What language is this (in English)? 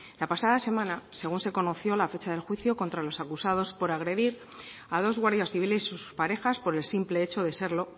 Spanish